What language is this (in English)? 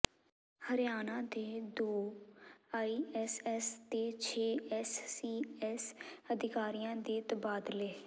Punjabi